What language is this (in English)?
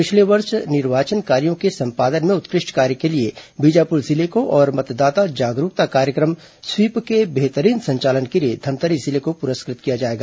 Hindi